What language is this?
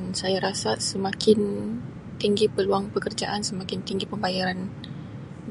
Sabah Malay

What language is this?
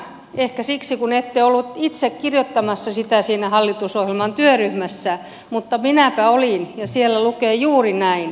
Finnish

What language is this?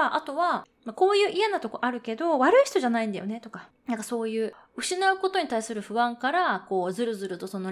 Japanese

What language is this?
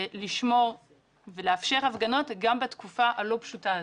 Hebrew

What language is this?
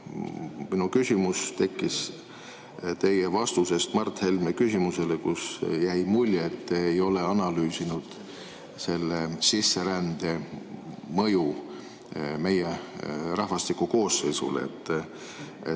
Estonian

